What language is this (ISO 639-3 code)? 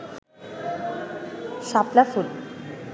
ben